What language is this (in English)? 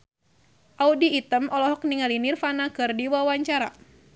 Sundanese